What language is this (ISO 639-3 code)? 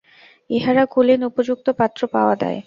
ben